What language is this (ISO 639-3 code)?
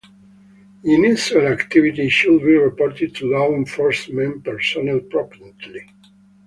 eng